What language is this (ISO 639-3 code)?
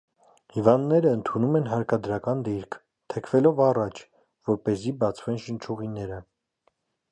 hye